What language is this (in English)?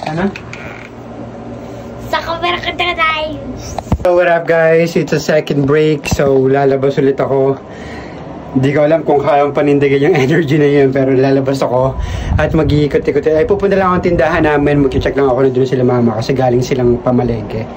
Filipino